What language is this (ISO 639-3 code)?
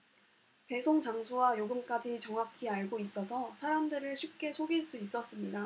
kor